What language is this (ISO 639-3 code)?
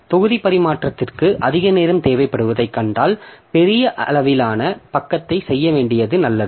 tam